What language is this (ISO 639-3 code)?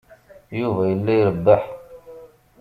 kab